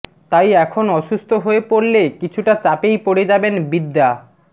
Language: Bangla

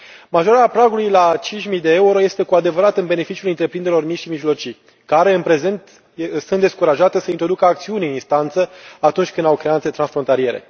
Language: Romanian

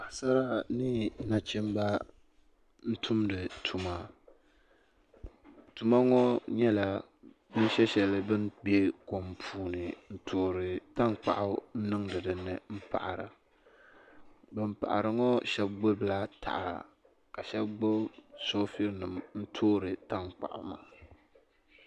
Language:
Dagbani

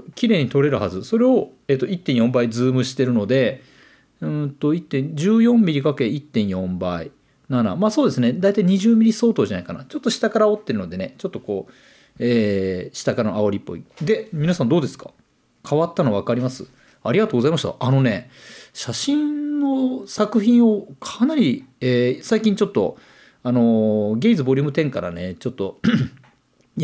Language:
Japanese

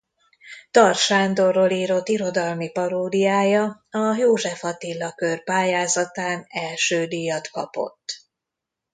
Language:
Hungarian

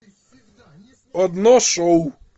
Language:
Russian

